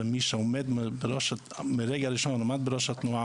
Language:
Hebrew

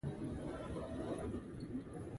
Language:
Kalkoti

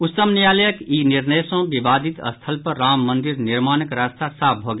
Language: Maithili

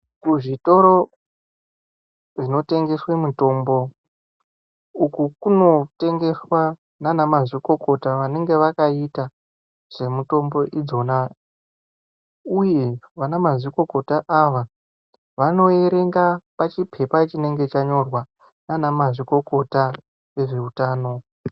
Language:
Ndau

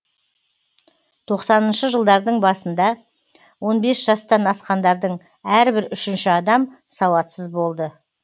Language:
Kazakh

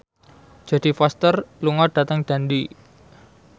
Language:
Javanese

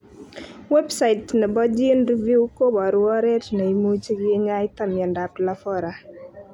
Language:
Kalenjin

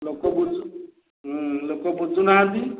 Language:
Odia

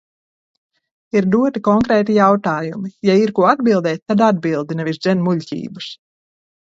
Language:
Latvian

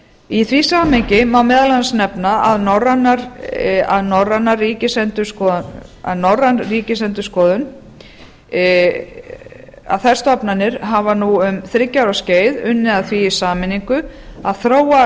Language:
Icelandic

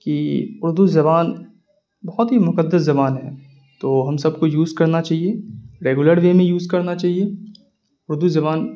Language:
Urdu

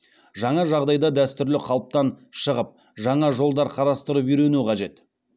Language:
Kazakh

